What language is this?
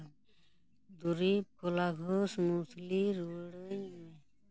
Santali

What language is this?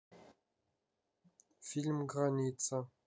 Russian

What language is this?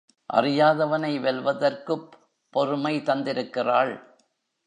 Tamil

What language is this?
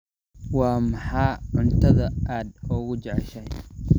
Somali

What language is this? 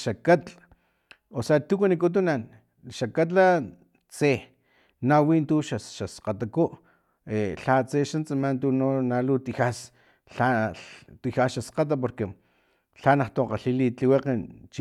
Filomena Mata-Coahuitlán Totonac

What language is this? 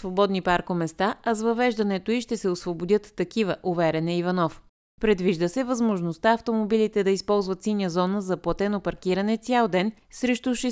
Bulgarian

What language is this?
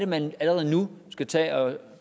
Danish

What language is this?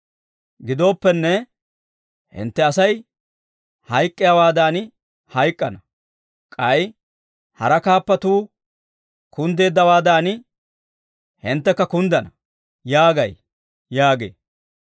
Dawro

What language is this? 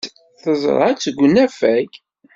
Kabyle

